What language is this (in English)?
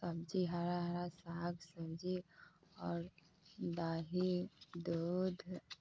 Maithili